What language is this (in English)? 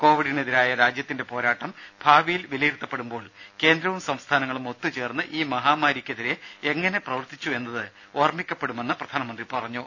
Malayalam